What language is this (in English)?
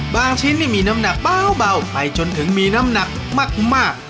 Thai